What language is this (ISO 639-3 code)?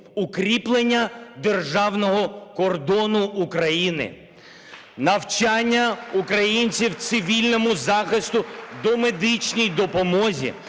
ukr